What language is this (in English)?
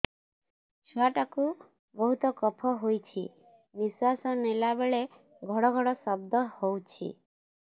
Odia